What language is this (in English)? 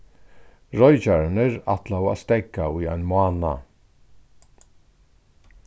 Faroese